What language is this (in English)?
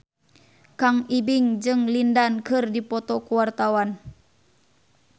Sundanese